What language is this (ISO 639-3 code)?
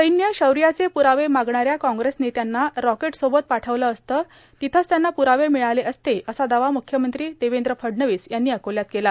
mar